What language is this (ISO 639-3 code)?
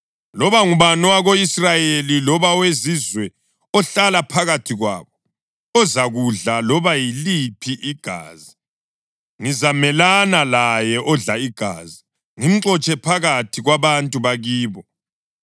nde